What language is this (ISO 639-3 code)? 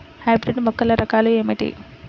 tel